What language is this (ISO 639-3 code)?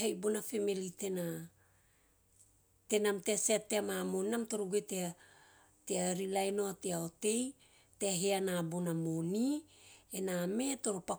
tio